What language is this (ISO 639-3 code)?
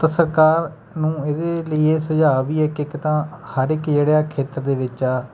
pan